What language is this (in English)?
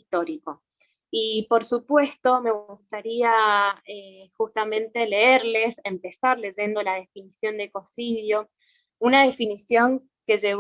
Spanish